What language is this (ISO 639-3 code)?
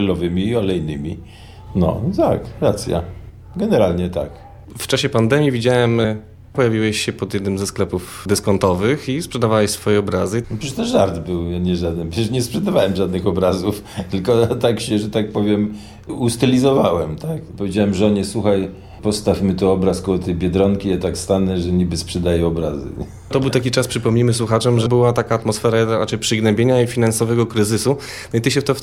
pol